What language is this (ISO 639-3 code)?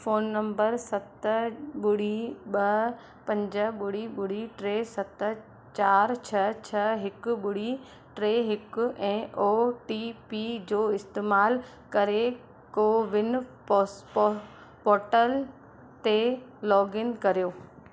snd